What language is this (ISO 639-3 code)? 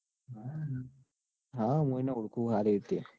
guj